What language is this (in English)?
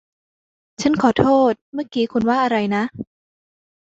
Thai